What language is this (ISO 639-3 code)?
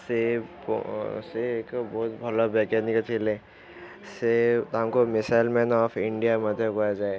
ori